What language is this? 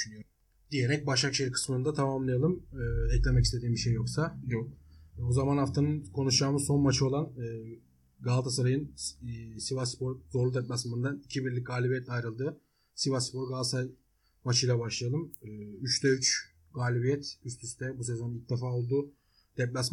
Turkish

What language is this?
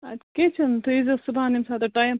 Kashmiri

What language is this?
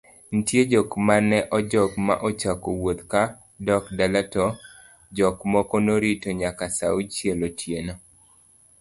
Luo (Kenya and Tanzania)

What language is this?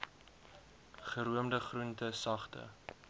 Afrikaans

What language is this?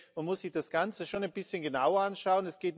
German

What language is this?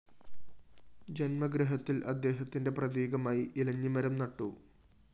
Malayalam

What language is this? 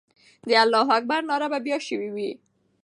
Pashto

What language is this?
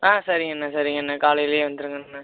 Tamil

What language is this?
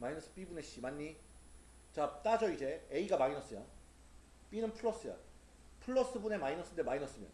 Korean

